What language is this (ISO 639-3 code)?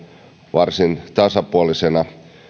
fin